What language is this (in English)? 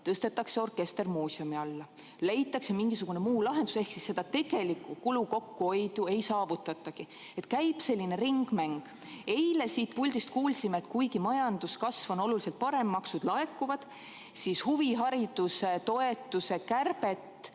Estonian